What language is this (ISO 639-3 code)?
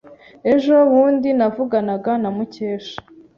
kin